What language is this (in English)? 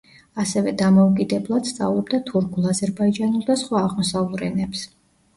Georgian